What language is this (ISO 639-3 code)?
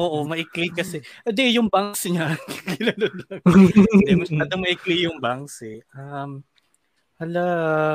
fil